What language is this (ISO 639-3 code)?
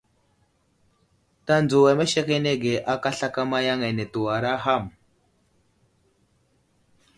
udl